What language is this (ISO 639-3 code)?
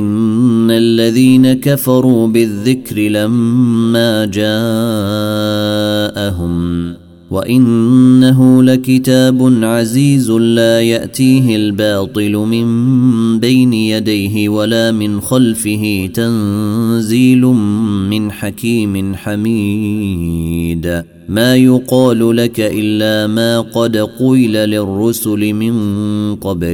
ara